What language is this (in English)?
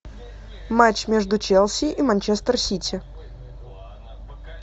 Russian